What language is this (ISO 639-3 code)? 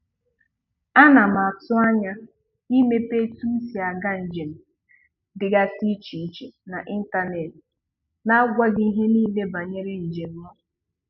ibo